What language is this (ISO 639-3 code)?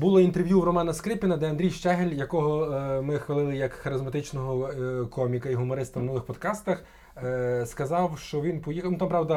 ukr